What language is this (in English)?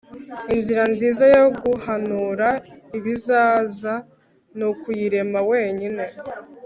Kinyarwanda